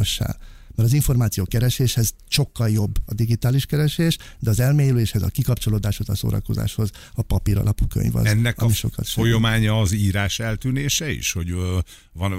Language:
Hungarian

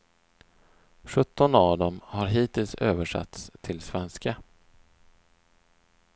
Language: Swedish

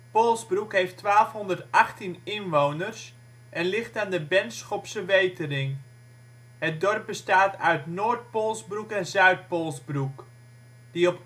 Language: Dutch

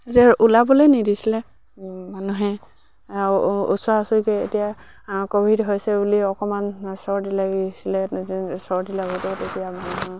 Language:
Assamese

